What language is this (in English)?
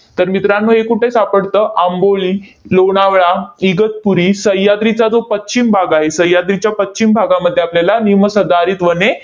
Marathi